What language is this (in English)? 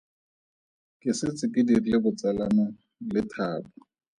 Tswana